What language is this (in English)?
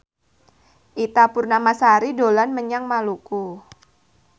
Javanese